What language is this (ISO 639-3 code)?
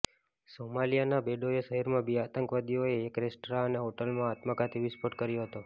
guj